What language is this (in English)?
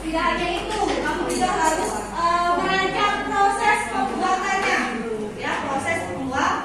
Indonesian